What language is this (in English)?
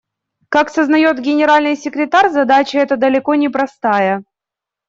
Russian